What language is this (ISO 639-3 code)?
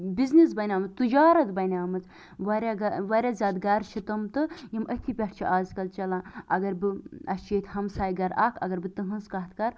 kas